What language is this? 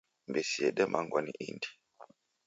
Taita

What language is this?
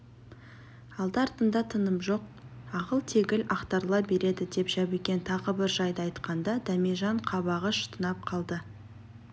Kazakh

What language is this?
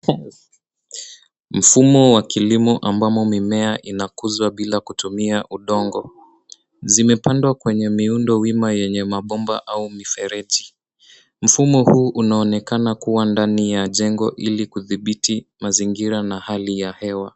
Swahili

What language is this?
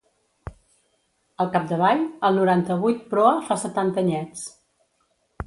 Catalan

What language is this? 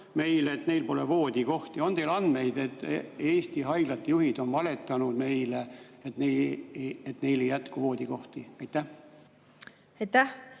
Estonian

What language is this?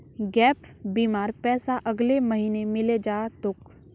Magahi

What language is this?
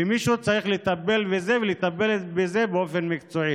Hebrew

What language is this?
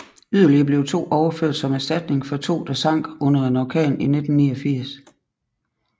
Danish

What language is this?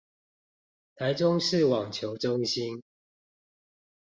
Chinese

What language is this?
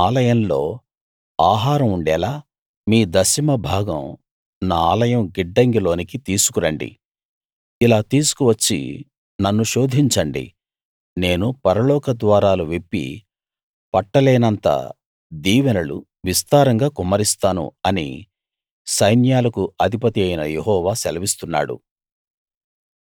Telugu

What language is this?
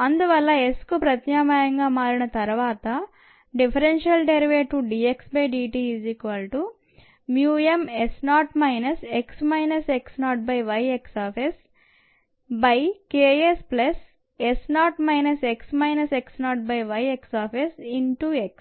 Telugu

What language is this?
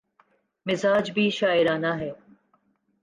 Urdu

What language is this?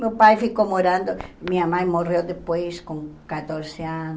Portuguese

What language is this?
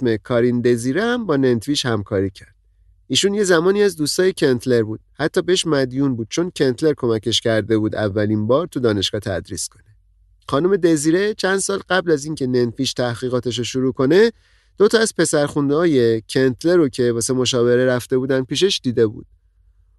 Persian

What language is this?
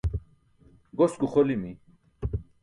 Burushaski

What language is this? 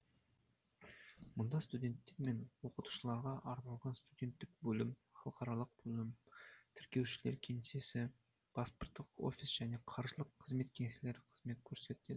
Kazakh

